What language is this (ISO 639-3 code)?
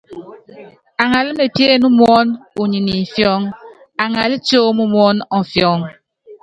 yav